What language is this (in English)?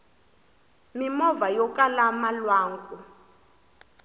Tsonga